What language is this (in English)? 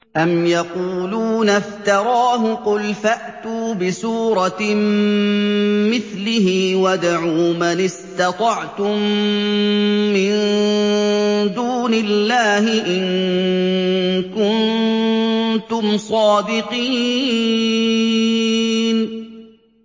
Arabic